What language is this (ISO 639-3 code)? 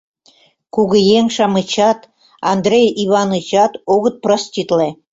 chm